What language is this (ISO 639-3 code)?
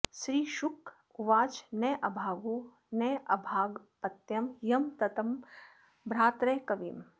san